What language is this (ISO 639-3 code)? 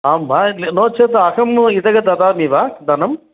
san